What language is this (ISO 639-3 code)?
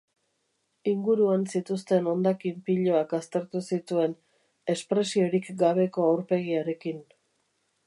eus